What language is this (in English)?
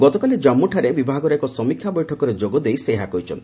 Odia